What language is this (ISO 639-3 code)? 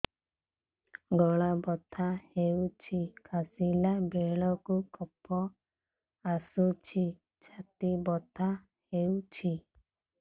ori